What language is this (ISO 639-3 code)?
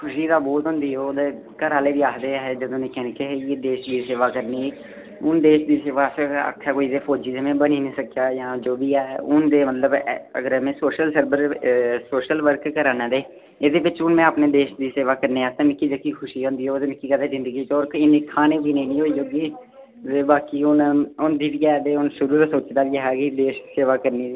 doi